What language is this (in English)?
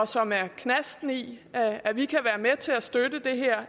Danish